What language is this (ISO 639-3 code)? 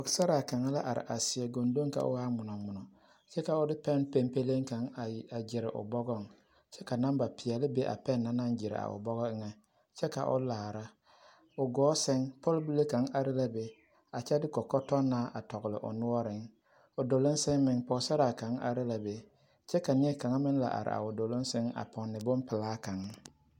dga